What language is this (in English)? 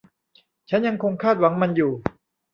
Thai